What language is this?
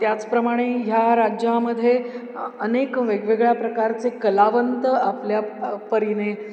Marathi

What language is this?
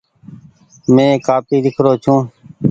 Goaria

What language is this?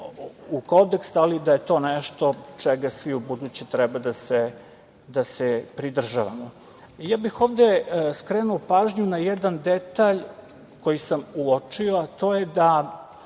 Serbian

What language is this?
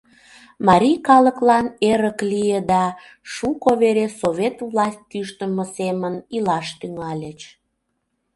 Mari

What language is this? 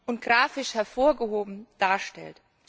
German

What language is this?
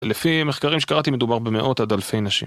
Hebrew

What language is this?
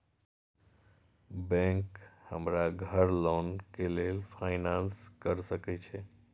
Maithili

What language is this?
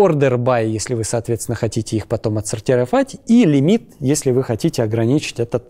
Russian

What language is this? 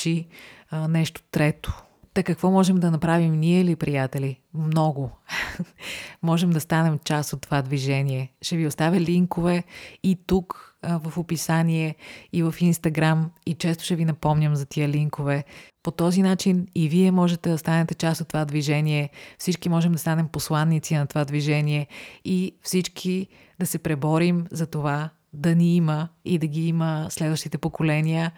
Bulgarian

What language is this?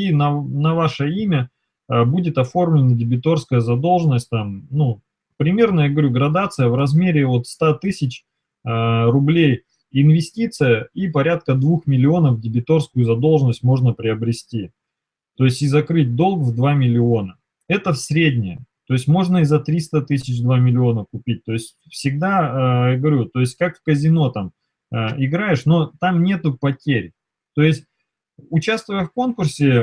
Russian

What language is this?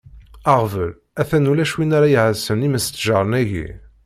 Kabyle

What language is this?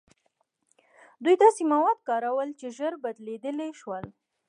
Pashto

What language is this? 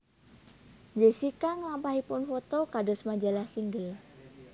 Javanese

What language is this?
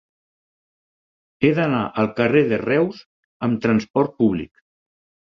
Catalan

